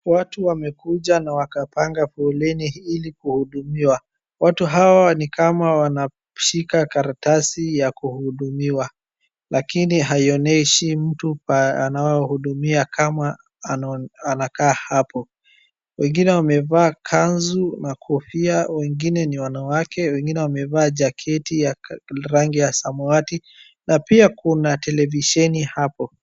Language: Swahili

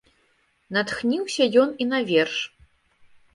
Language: Belarusian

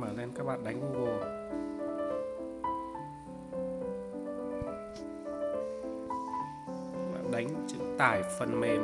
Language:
Vietnamese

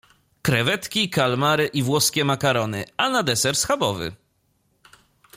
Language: Polish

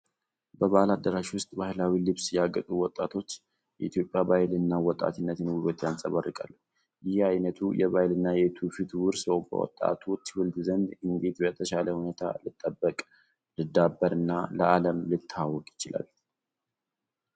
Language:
Amharic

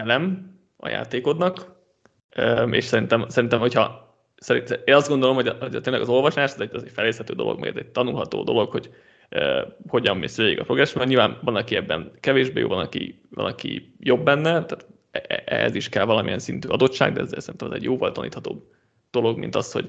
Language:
Hungarian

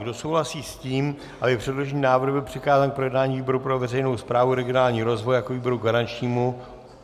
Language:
Czech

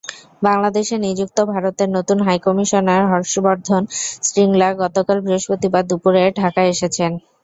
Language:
Bangla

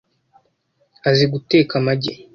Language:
Kinyarwanda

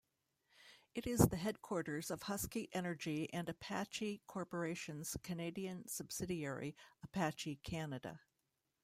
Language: English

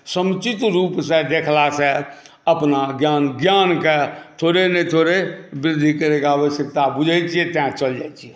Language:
Maithili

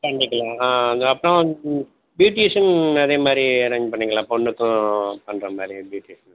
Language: Tamil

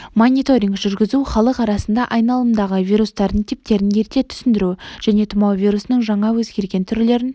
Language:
Kazakh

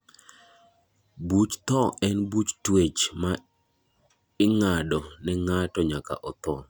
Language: Luo (Kenya and Tanzania)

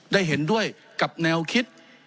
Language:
Thai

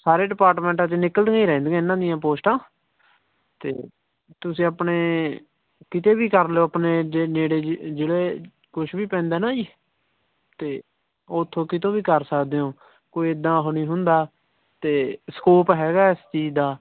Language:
Punjabi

